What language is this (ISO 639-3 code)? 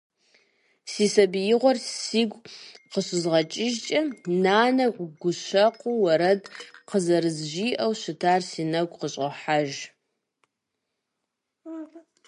kbd